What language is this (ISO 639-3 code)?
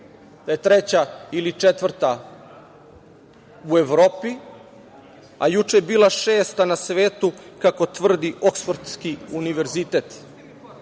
srp